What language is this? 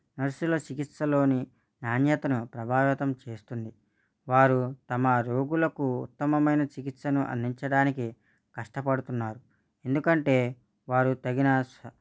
Telugu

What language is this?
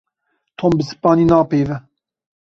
Kurdish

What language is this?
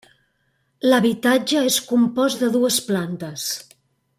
Catalan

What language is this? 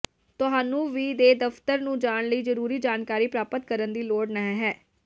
Punjabi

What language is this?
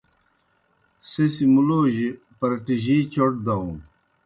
Kohistani Shina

